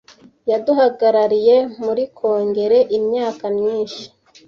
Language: Kinyarwanda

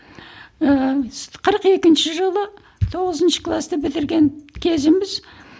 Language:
Kazakh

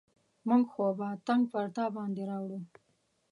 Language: Pashto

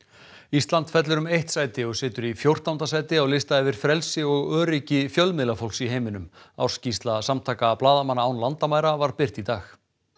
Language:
Icelandic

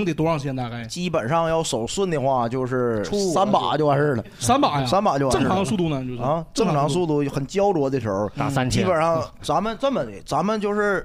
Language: Chinese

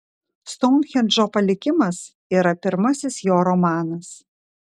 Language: Lithuanian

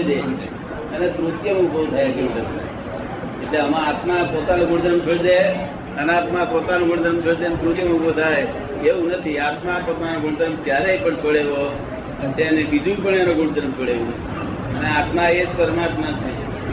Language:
Gujarati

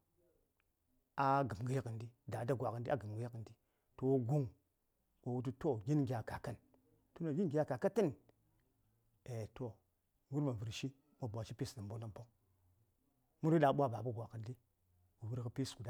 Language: Saya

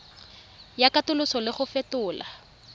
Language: Tswana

